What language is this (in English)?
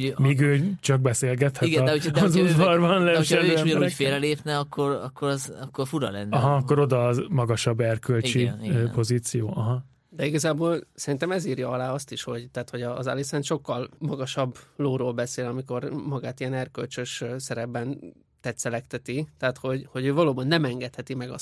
Hungarian